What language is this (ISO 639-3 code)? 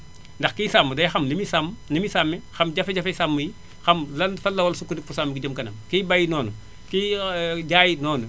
wol